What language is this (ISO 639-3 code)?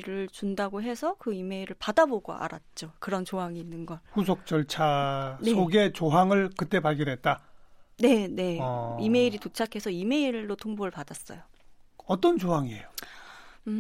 kor